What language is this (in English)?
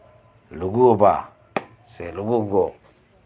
Santali